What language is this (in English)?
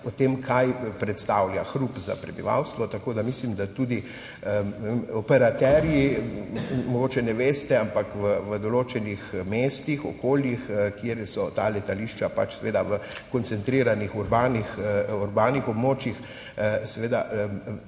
Slovenian